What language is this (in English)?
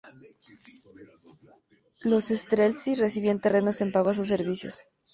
Spanish